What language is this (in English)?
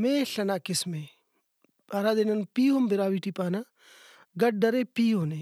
Brahui